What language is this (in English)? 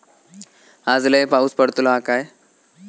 Marathi